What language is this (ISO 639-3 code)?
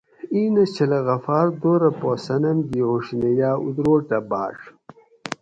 gwc